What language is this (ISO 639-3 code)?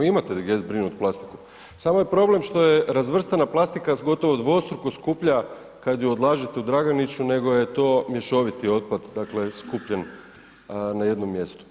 hrv